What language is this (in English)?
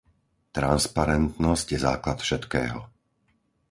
Slovak